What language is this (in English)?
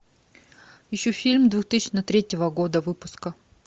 Russian